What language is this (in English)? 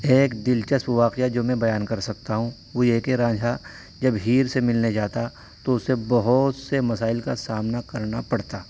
Urdu